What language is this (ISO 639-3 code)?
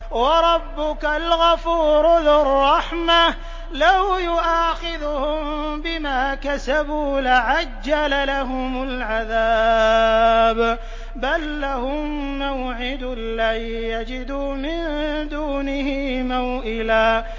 ara